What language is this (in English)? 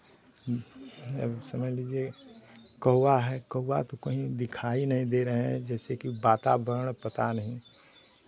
Hindi